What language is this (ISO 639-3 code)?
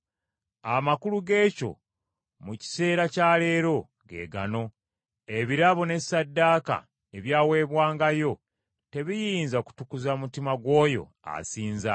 lug